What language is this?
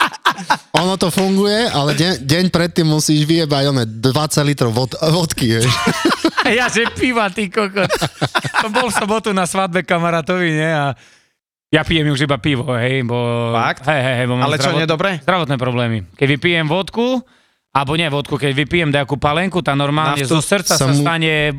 Slovak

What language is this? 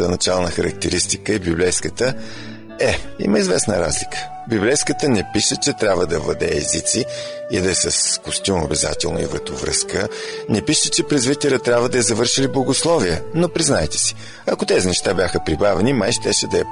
Bulgarian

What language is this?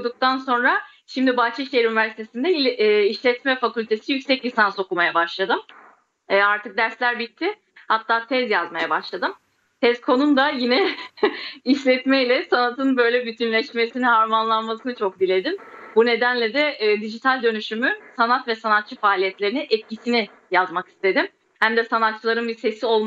Turkish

